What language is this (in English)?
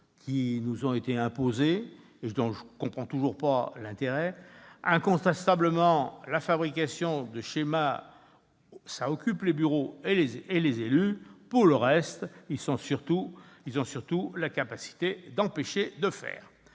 French